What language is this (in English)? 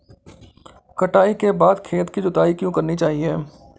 Hindi